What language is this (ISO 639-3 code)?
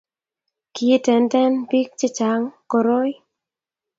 kln